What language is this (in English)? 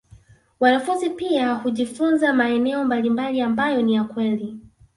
Swahili